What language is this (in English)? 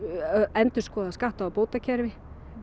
Icelandic